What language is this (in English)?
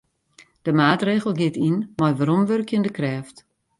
Western Frisian